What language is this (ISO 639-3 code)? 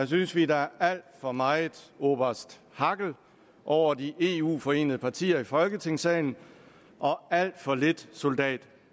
dan